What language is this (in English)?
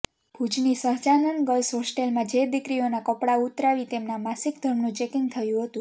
Gujarati